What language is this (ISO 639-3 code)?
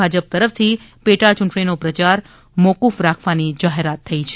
guj